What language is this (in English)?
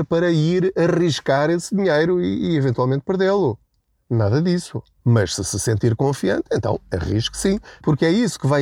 Portuguese